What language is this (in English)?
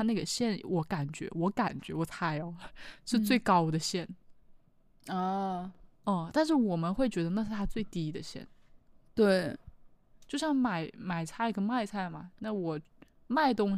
Chinese